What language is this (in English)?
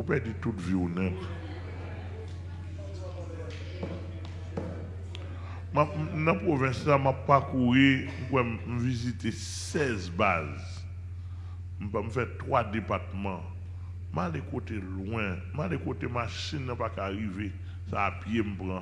French